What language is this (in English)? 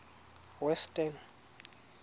Tswana